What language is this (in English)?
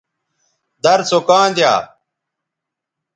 Bateri